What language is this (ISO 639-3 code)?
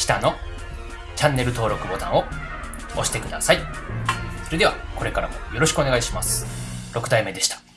jpn